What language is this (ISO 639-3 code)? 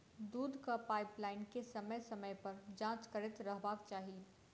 mai